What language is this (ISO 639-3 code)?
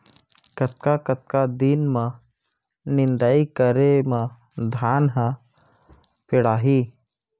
hne